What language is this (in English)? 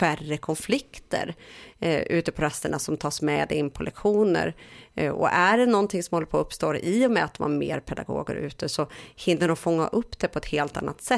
Swedish